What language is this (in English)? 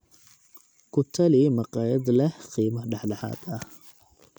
Somali